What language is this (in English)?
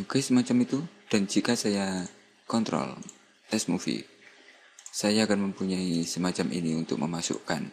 Indonesian